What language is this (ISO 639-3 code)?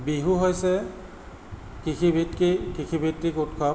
asm